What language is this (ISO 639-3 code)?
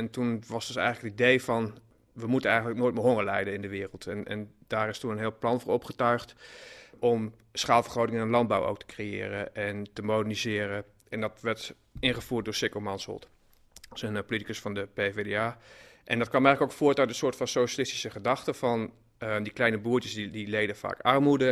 nld